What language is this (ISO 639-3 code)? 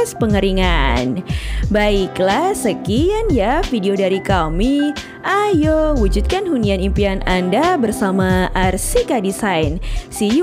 ind